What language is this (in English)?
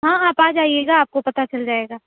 Urdu